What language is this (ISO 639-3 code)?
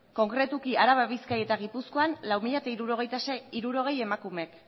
eus